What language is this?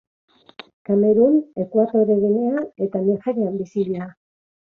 Basque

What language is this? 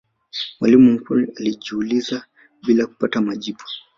Swahili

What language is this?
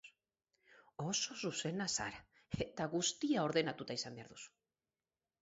Basque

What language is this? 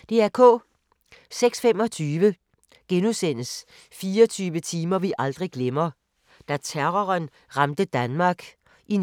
Danish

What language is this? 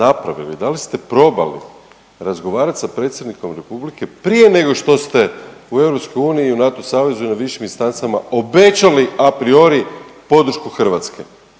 Croatian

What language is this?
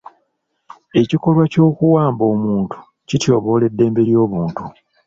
Ganda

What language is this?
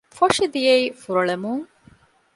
Divehi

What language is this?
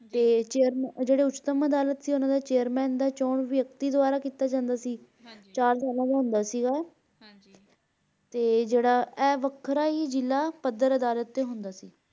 Punjabi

